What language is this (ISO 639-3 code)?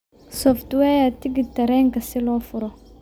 som